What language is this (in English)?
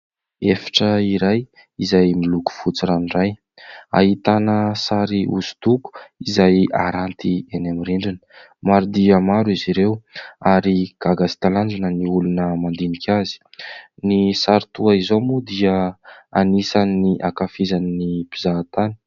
Malagasy